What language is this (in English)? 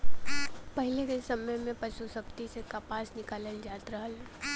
Bhojpuri